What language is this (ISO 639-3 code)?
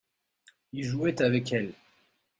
fra